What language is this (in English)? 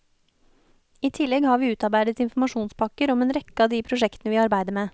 Norwegian